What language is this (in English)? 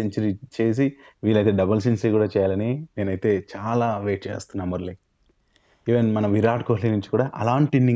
Telugu